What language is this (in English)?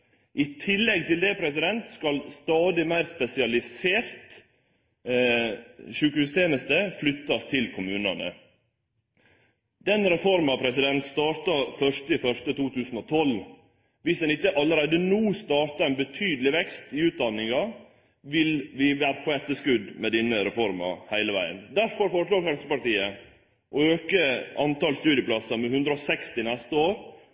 Norwegian Nynorsk